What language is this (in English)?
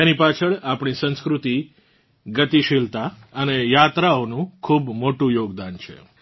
Gujarati